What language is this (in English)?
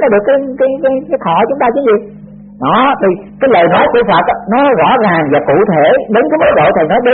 Vietnamese